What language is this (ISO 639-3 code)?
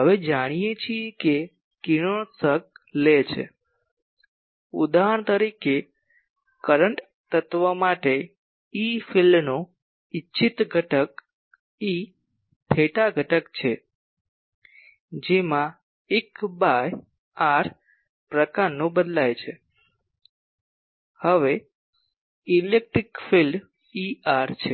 guj